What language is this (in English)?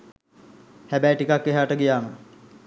Sinhala